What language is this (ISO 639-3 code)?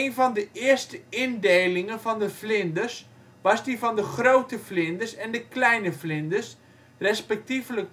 nld